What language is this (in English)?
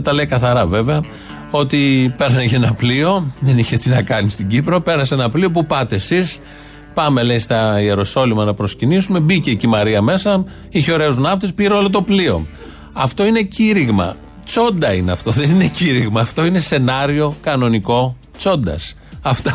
Greek